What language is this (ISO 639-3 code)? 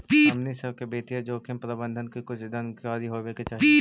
mag